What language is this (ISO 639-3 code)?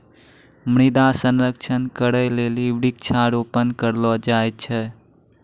mai